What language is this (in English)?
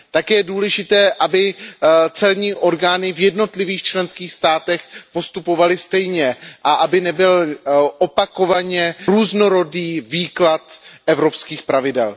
Czech